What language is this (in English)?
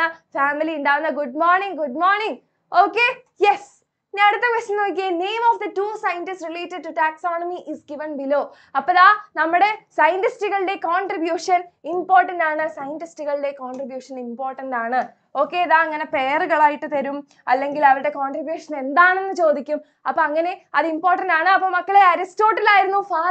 Malayalam